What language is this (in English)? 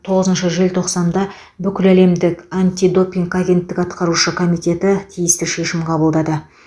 Kazakh